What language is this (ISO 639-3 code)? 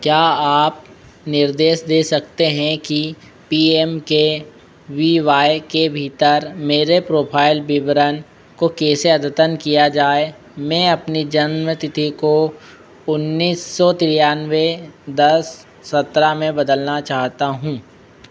hin